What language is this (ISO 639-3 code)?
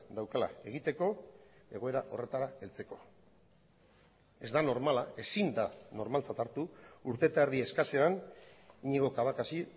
eus